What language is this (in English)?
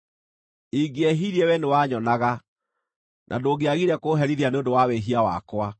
Kikuyu